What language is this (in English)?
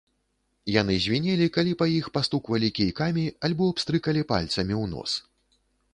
Belarusian